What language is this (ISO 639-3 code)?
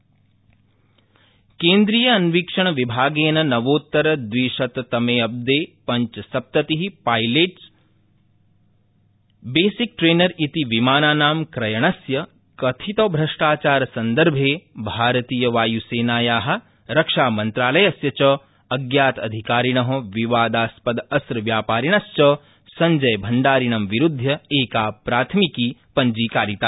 san